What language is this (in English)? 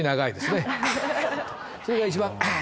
Japanese